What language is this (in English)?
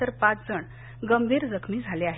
Marathi